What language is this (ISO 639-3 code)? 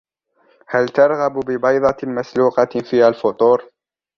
ara